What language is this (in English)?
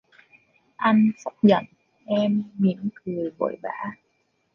Vietnamese